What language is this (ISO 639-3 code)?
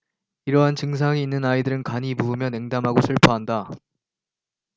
kor